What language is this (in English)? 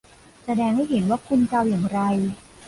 Thai